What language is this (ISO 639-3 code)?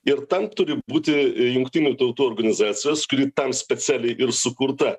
lit